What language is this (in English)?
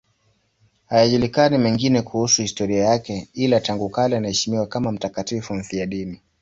Swahili